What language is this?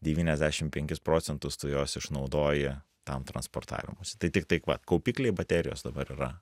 Lithuanian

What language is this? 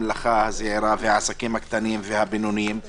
Hebrew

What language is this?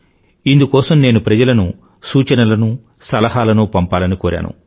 Telugu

